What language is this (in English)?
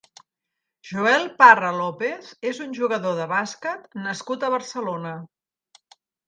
Catalan